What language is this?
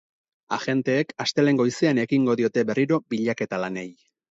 Basque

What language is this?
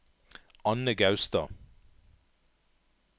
Norwegian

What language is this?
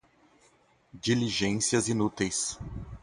Portuguese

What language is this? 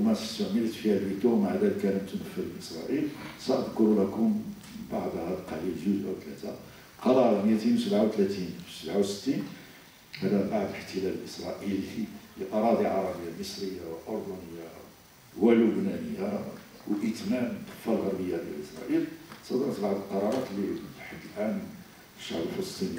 Arabic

